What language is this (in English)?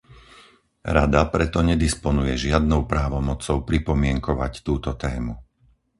Slovak